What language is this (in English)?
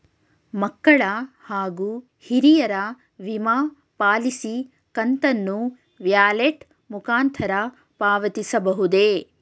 Kannada